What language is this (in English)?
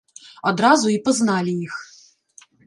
Belarusian